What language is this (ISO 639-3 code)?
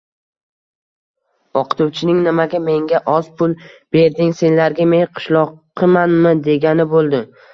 uzb